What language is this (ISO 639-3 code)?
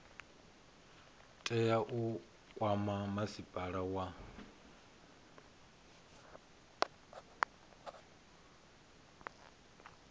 ven